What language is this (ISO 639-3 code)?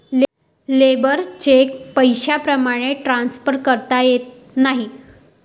mar